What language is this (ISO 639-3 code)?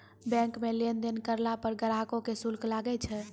mai